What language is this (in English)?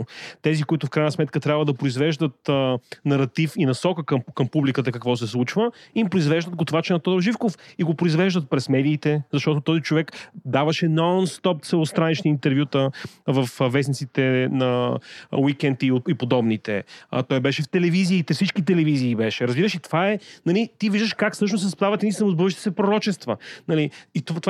Bulgarian